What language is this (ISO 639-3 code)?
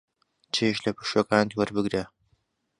ckb